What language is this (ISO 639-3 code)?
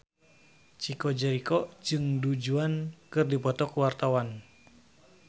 sun